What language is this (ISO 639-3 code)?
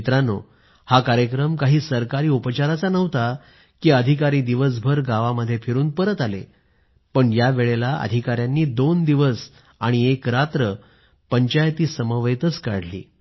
mar